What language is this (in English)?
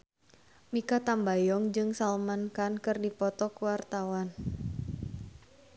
Sundanese